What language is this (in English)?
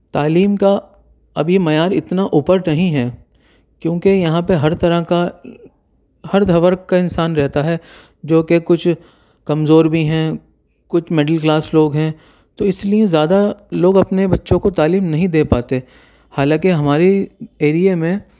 Urdu